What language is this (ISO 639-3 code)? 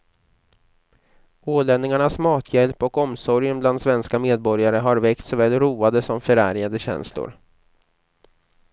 swe